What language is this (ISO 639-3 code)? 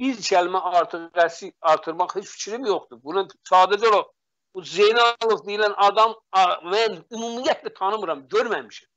tur